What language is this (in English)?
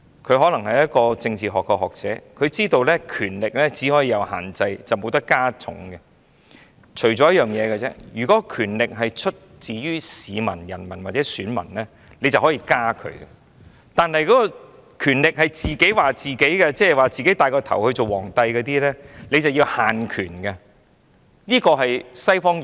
Cantonese